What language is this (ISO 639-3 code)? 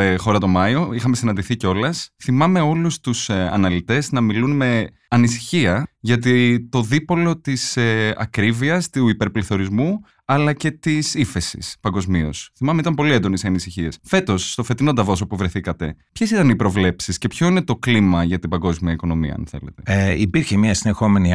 ell